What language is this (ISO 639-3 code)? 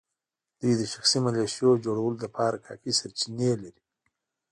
pus